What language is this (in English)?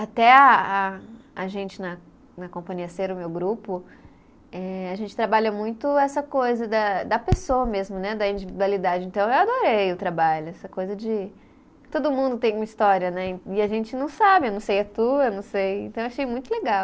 Portuguese